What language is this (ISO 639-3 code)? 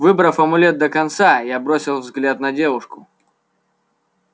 rus